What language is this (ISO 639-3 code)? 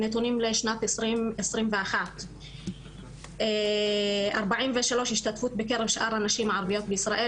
heb